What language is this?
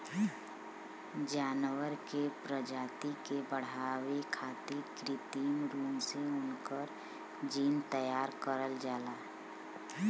Bhojpuri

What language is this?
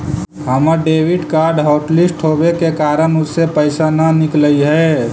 Magahi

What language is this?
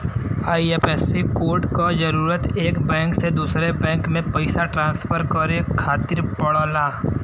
Bhojpuri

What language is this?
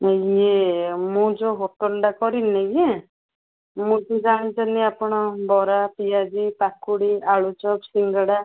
Odia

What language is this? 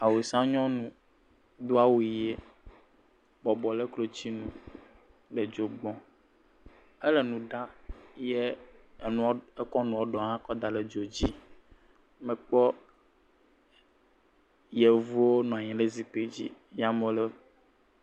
Ewe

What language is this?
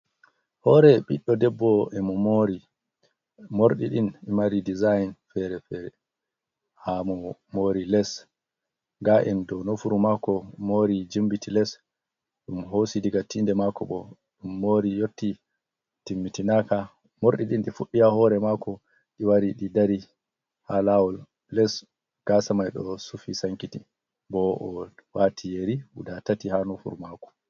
Fula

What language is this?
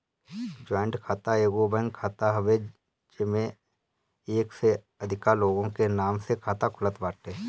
Bhojpuri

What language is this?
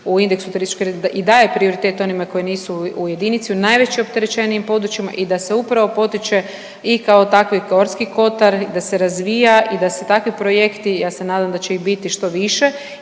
Croatian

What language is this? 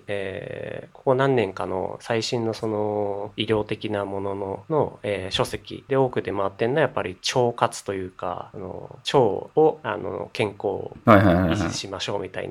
Japanese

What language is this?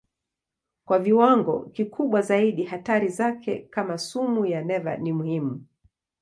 Swahili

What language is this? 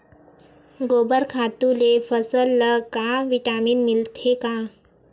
Chhattisgarhi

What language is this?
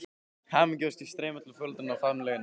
Icelandic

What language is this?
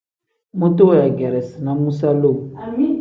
Tem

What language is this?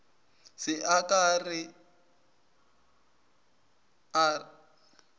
Northern Sotho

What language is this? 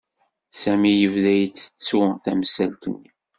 Kabyle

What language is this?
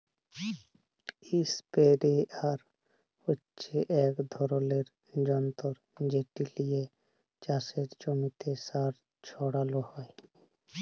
Bangla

